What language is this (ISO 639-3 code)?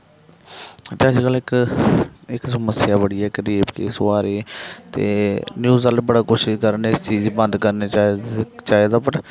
doi